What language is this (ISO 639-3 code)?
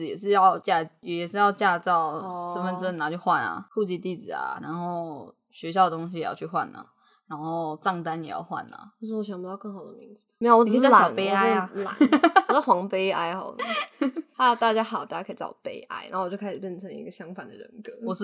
zho